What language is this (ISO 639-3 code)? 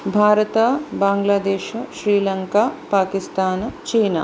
san